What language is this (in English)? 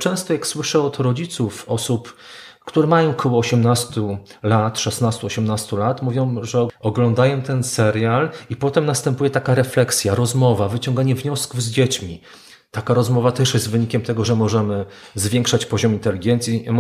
Polish